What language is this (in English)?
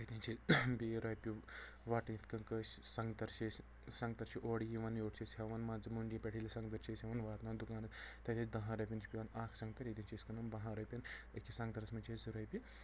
Kashmiri